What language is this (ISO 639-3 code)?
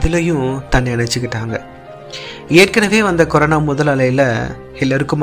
tam